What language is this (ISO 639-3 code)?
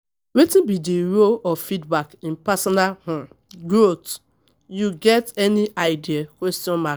pcm